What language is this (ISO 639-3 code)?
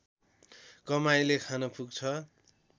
nep